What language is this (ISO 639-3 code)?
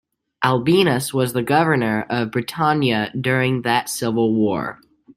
eng